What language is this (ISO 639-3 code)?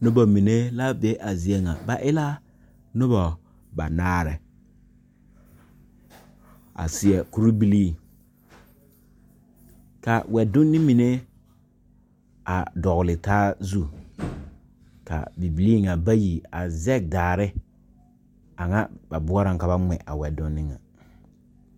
dga